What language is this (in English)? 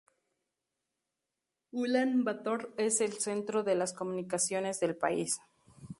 Spanish